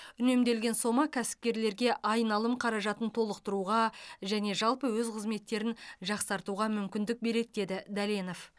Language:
Kazakh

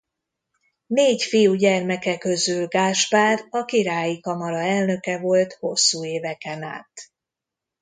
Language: Hungarian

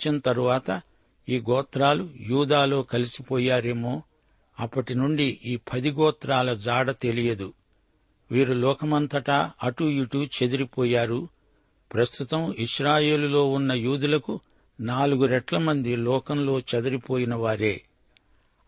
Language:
Telugu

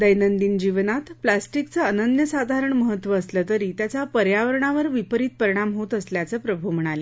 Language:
Marathi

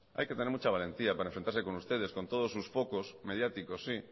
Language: Spanish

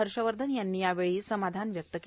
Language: Marathi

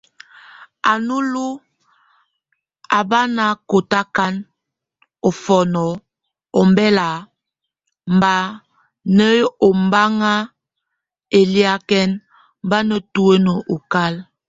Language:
Tunen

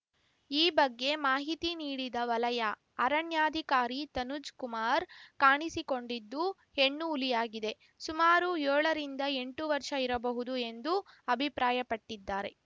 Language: Kannada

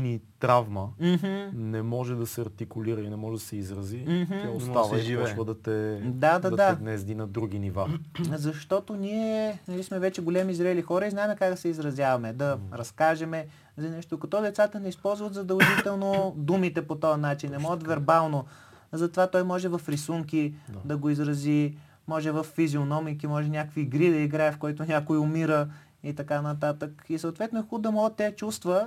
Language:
Bulgarian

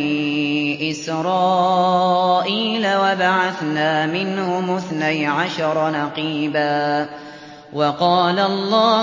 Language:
Arabic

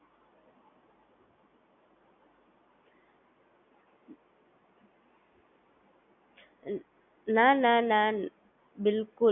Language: Gujarati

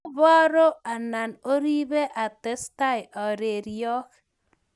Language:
Kalenjin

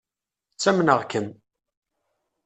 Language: Kabyle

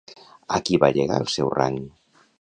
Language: Catalan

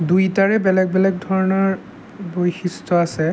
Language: Assamese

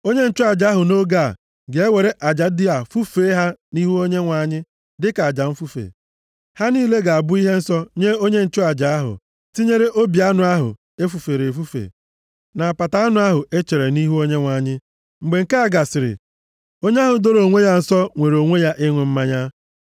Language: Igbo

